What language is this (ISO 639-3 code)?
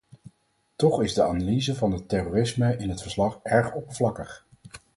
nld